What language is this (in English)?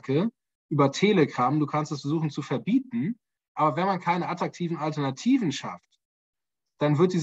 German